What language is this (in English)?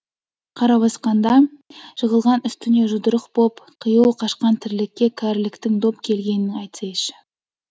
Kazakh